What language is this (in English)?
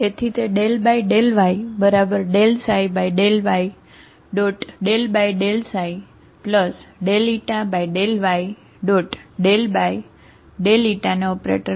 Gujarati